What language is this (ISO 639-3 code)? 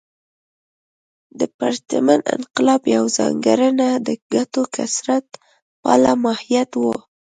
pus